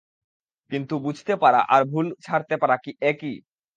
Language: Bangla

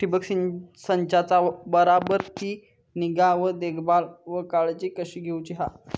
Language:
Marathi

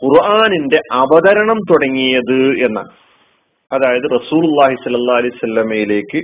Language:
Malayalam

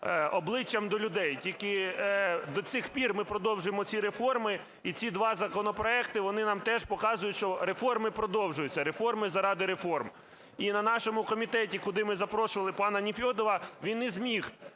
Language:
Ukrainian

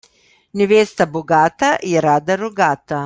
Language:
Slovenian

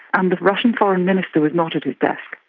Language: English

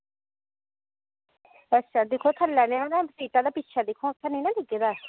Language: Dogri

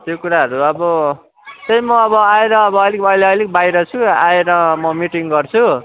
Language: Nepali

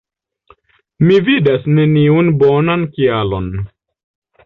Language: Esperanto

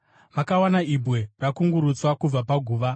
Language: Shona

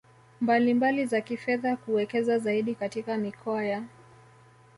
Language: Swahili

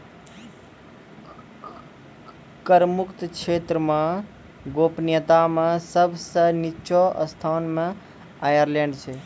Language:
Maithili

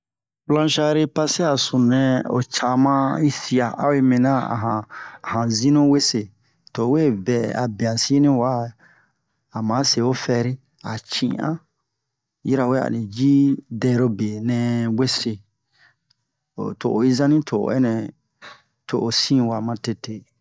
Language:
Bomu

